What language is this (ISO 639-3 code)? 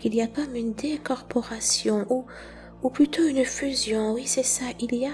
fra